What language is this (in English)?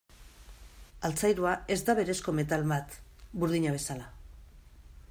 Basque